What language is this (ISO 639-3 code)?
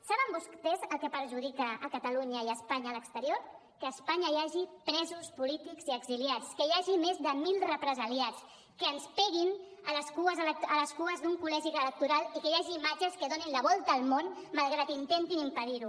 cat